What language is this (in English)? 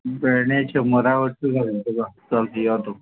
Konkani